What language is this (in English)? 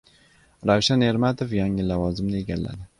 Uzbek